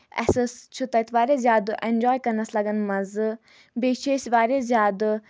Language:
Kashmiri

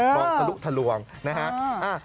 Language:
Thai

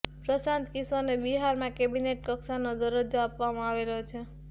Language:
Gujarati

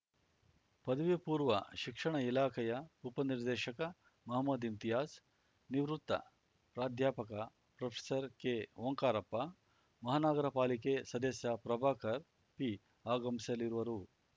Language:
Kannada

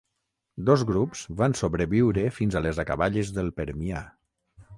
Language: Catalan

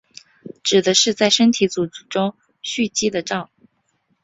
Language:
Chinese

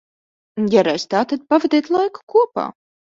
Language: Latvian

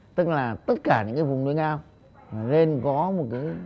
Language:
Vietnamese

